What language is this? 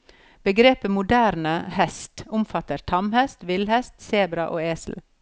Norwegian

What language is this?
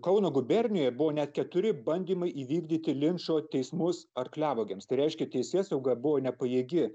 Lithuanian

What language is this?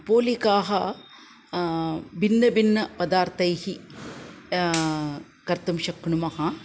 Sanskrit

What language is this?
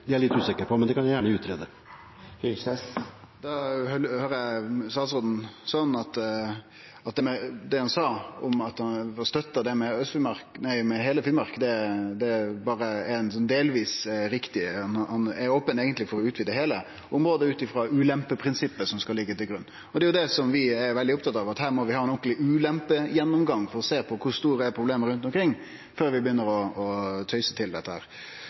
Norwegian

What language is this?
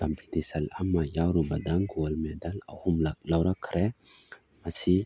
Manipuri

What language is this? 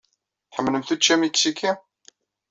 Kabyle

